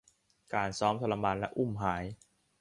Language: Thai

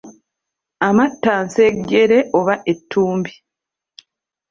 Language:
Ganda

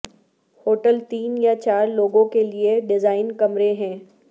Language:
Urdu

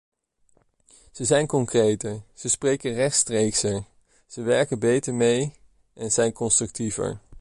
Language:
Dutch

